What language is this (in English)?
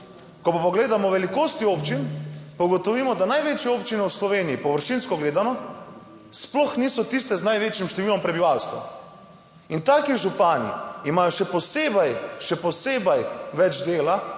Slovenian